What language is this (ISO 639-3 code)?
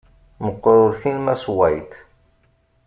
kab